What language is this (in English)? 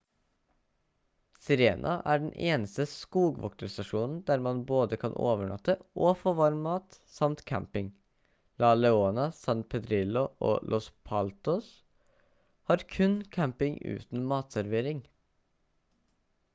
Norwegian Bokmål